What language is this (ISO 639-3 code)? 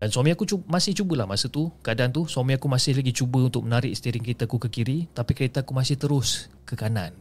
msa